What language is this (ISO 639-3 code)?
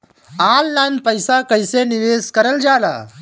bho